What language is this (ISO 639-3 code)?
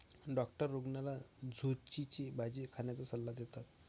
mar